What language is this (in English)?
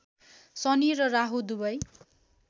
Nepali